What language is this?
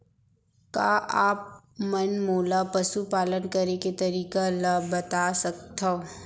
Chhattisgarhi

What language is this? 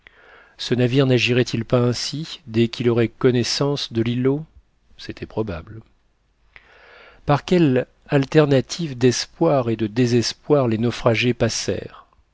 French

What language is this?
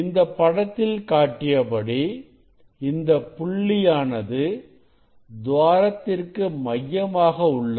Tamil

